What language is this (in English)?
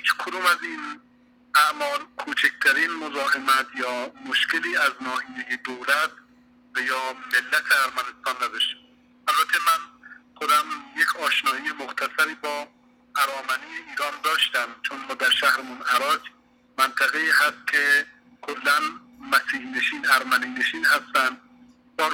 Persian